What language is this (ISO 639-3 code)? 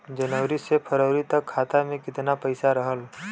bho